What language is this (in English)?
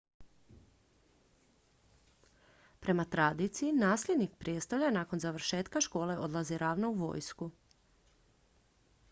Croatian